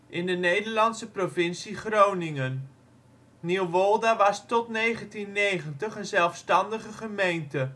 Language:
Dutch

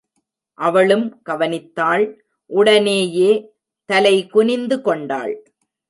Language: Tamil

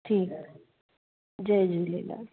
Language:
Sindhi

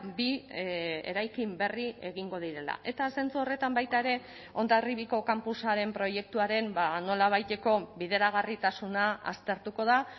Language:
Basque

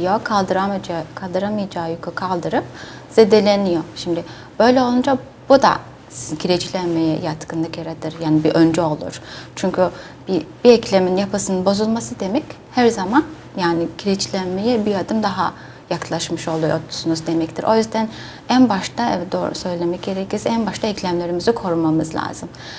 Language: Turkish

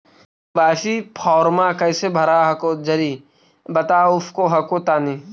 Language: Magahi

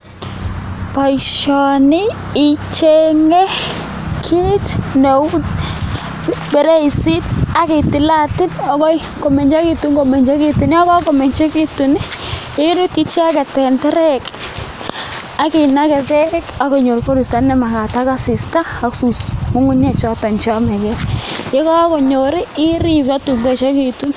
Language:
Kalenjin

